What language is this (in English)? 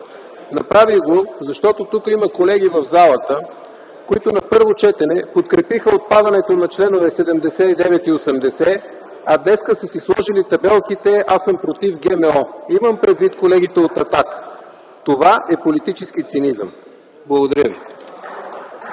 Bulgarian